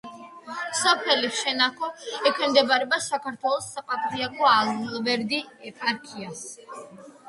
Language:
Georgian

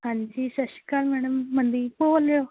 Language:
Punjabi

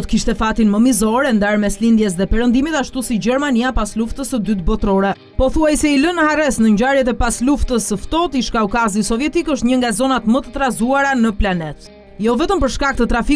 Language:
Romanian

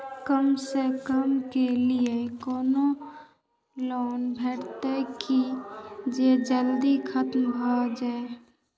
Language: Maithili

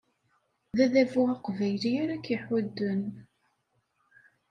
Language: Kabyle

